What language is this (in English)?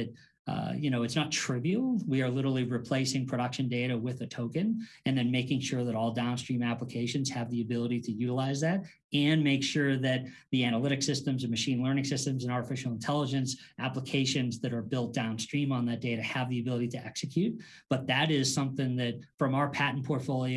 English